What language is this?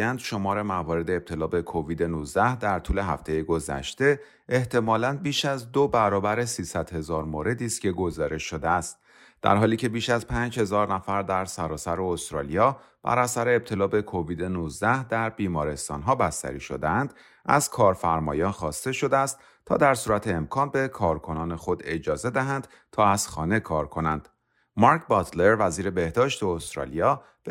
Persian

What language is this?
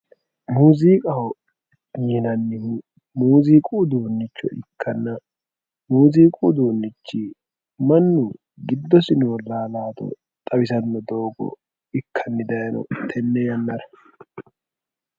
Sidamo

